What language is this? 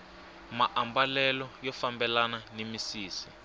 Tsonga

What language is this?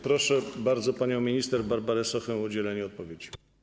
Polish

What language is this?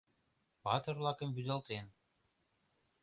Mari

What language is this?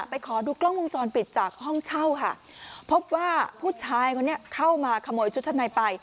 Thai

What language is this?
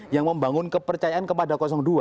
Indonesian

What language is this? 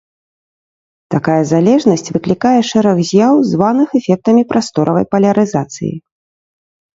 Belarusian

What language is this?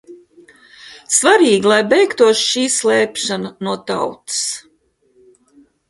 Latvian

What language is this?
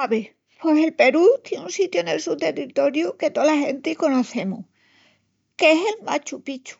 Extremaduran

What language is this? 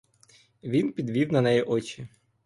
Ukrainian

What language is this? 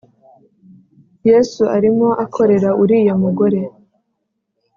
Kinyarwanda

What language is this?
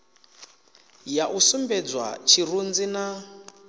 Venda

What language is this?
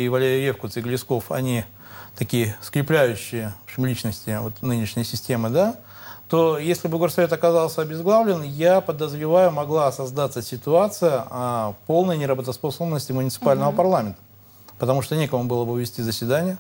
Russian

